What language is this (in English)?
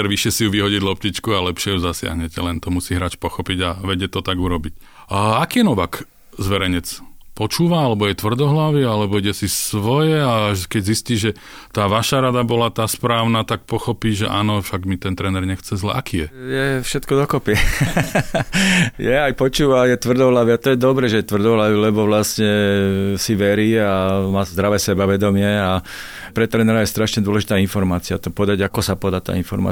Slovak